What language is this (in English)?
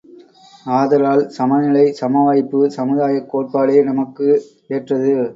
Tamil